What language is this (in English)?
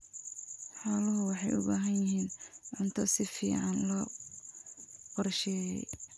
Somali